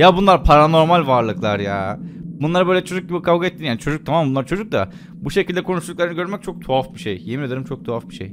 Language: Turkish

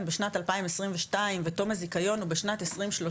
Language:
Hebrew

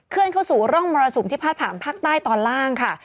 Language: Thai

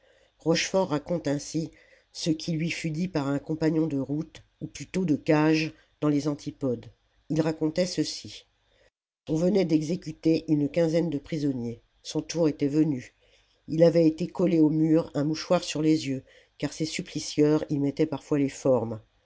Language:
French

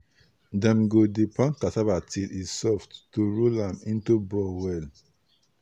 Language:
Nigerian Pidgin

